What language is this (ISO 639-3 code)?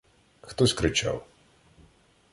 ukr